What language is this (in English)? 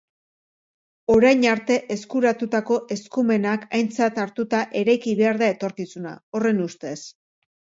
Basque